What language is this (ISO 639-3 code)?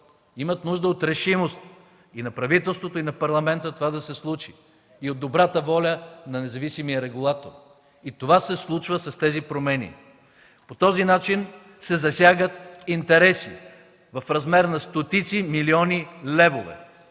bul